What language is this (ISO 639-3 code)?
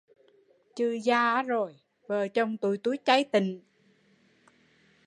vie